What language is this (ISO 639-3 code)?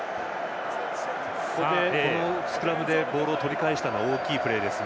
jpn